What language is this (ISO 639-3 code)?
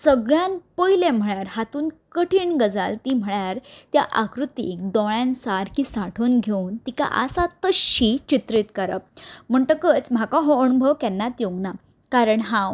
kok